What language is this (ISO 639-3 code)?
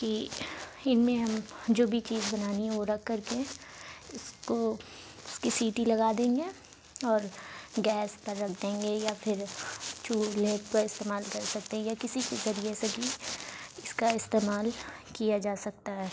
urd